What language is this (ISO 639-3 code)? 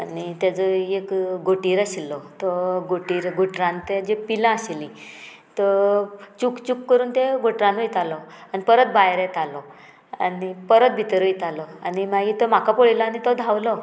kok